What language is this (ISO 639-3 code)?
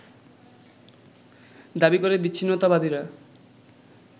ben